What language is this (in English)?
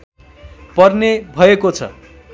Nepali